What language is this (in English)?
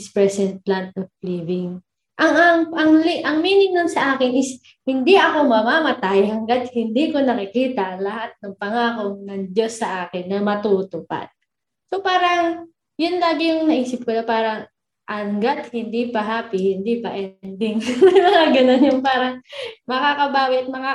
Filipino